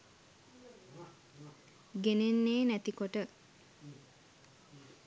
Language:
Sinhala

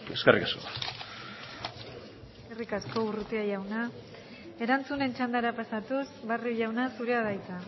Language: Basque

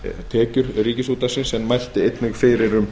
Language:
Icelandic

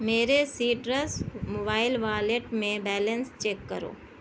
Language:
Urdu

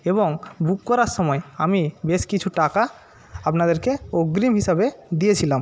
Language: Bangla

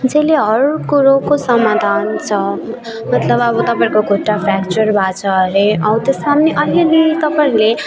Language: Nepali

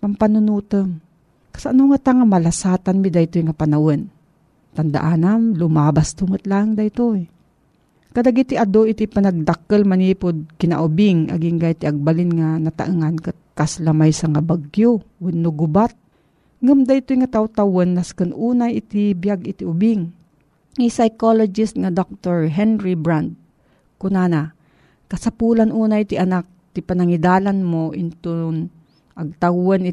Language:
Filipino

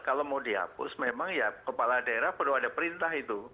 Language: Indonesian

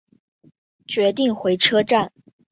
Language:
Chinese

